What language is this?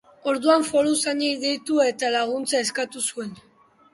Basque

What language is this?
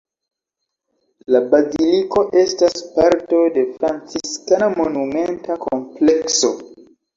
Esperanto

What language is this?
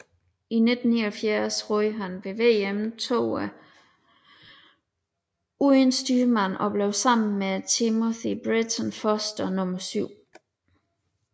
Danish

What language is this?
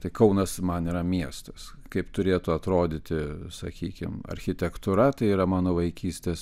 Lithuanian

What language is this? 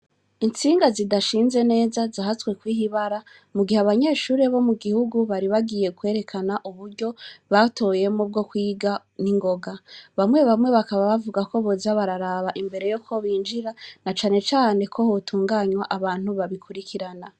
Rundi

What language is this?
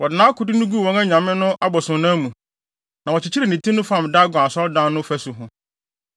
Akan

